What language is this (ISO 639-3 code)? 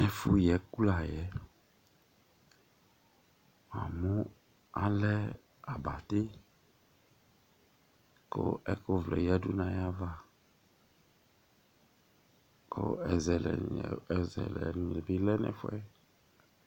kpo